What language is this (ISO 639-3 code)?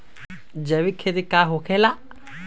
mag